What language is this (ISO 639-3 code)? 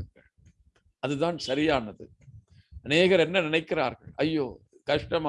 hin